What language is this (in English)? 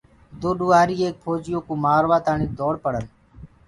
Gurgula